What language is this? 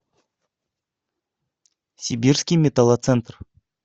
Russian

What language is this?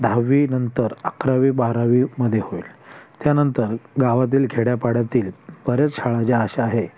Marathi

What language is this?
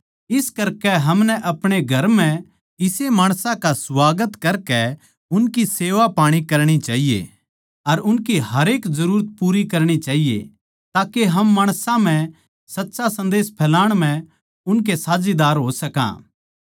Haryanvi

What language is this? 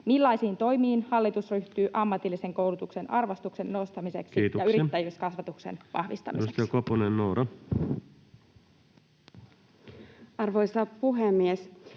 Finnish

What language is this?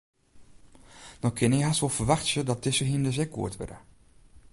Western Frisian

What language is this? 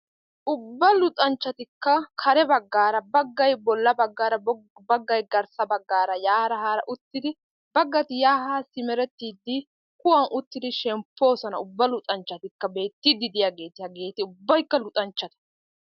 Wolaytta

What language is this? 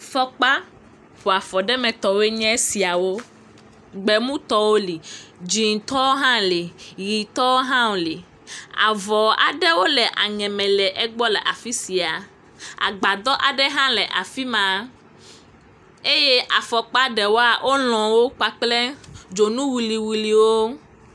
Ewe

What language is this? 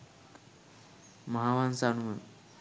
Sinhala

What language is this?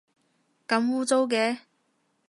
Cantonese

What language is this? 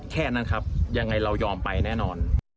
Thai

